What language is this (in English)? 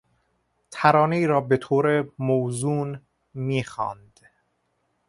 Persian